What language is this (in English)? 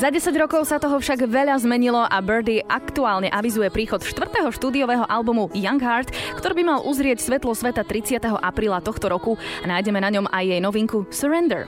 Slovak